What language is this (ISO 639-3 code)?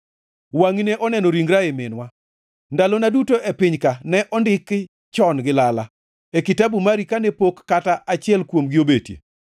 luo